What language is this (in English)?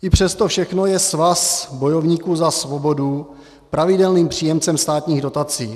Czech